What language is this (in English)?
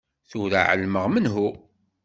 Kabyle